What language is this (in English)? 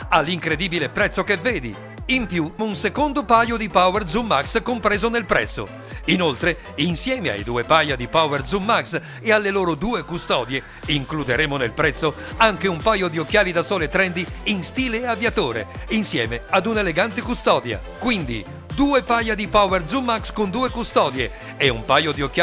Italian